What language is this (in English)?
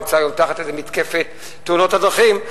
Hebrew